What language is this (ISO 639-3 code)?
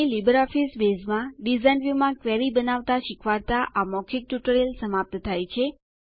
guj